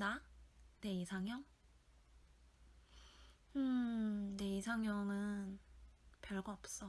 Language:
Korean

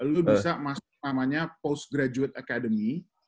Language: Indonesian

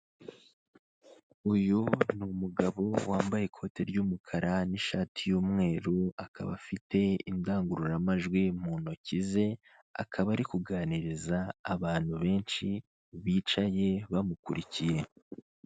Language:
Kinyarwanda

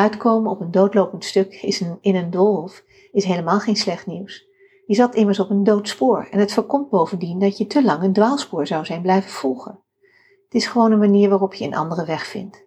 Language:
Dutch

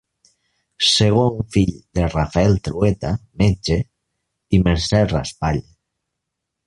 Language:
Catalan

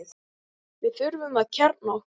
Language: Icelandic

